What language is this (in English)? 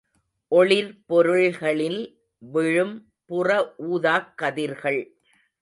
Tamil